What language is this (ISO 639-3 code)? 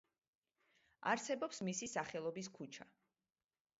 kat